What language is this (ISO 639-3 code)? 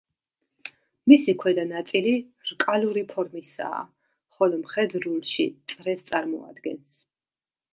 kat